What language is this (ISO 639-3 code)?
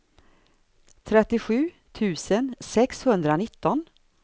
swe